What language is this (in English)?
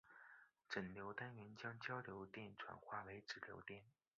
Chinese